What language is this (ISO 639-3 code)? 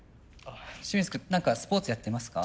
jpn